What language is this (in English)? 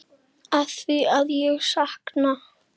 Icelandic